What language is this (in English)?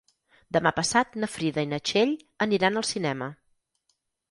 Catalan